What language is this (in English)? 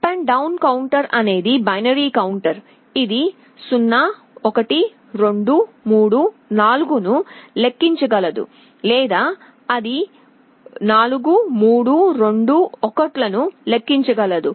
Telugu